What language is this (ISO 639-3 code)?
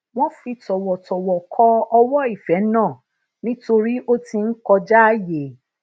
yor